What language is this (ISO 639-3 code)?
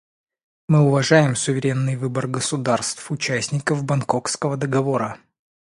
rus